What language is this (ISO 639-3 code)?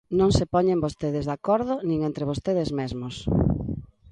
glg